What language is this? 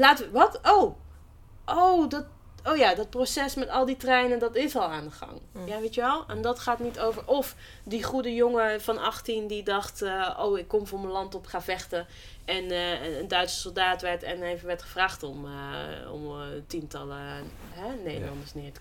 Dutch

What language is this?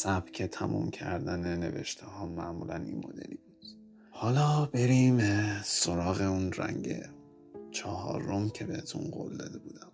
Persian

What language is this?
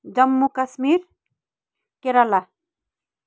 Nepali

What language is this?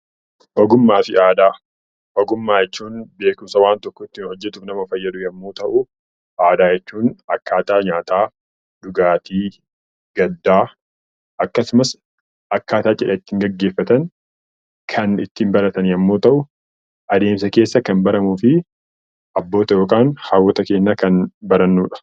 Oromo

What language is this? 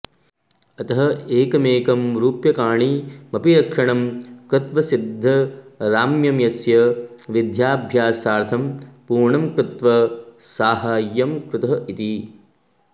Sanskrit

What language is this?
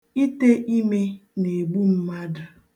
Igbo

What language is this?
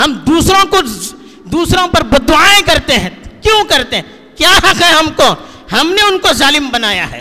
Urdu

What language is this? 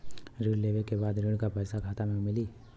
Bhojpuri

